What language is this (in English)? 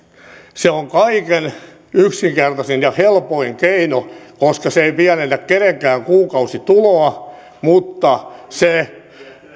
Finnish